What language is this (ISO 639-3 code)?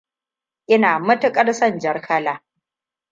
hau